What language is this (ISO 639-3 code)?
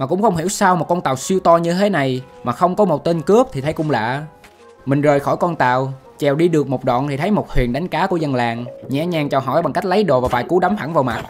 vie